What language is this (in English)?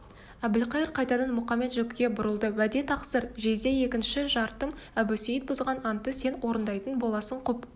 Kazakh